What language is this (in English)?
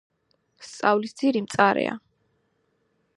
Georgian